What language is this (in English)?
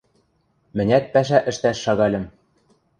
Western Mari